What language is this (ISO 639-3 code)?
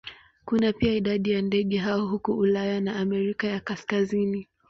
swa